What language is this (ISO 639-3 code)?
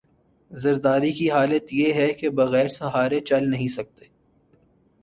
urd